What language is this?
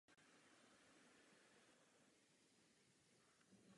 Czech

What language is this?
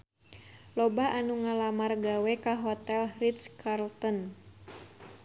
Sundanese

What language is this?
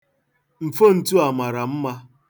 Igbo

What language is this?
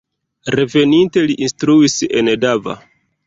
Esperanto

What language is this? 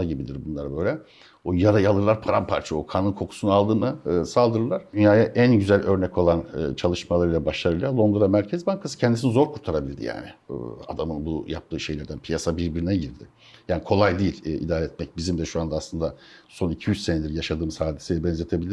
Turkish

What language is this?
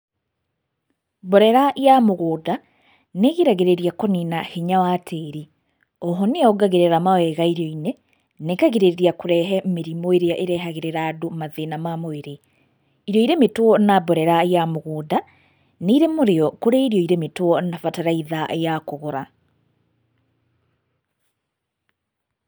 Kikuyu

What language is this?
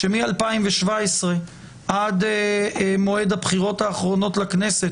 Hebrew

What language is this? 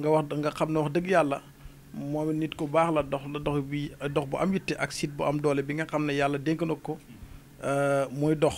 French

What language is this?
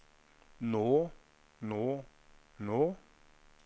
Norwegian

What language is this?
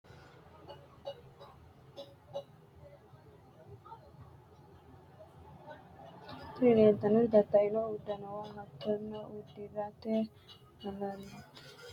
Sidamo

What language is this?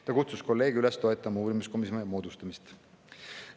Estonian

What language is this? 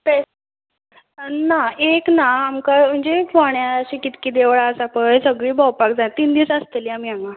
Konkani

